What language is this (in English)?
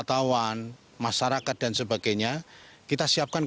Indonesian